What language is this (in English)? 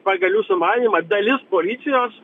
Lithuanian